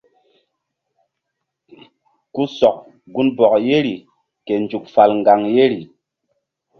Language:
Mbum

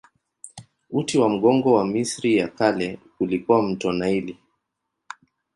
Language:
Swahili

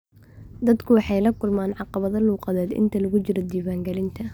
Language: Somali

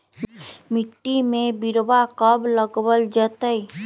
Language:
Magahi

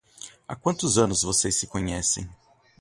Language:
Portuguese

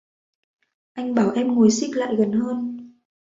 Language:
Vietnamese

